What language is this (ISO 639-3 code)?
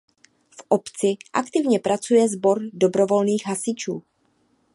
ces